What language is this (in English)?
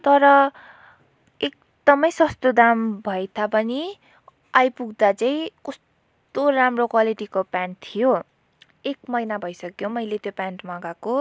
Nepali